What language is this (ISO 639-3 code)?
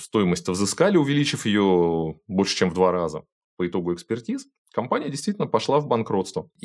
rus